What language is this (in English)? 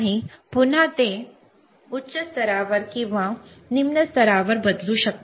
Marathi